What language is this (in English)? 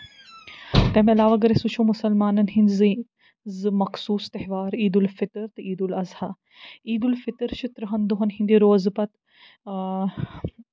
Kashmiri